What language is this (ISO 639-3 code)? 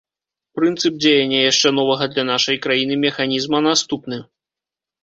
bel